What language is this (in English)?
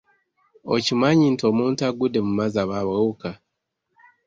Ganda